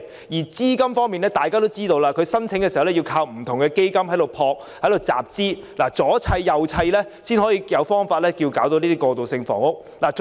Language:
Cantonese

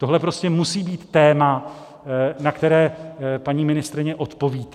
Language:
Czech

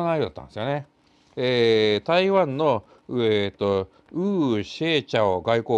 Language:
Japanese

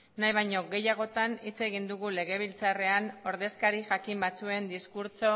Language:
Basque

